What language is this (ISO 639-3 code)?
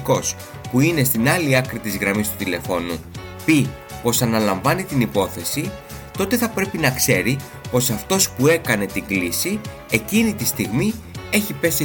ell